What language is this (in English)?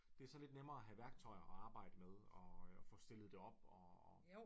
Danish